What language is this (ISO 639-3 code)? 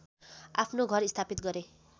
nep